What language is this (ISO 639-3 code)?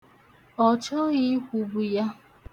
ibo